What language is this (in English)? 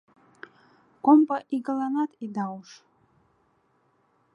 Mari